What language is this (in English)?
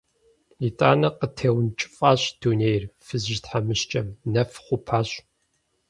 Kabardian